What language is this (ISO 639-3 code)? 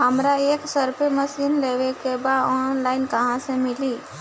bho